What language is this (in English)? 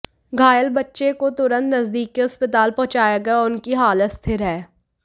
Hindi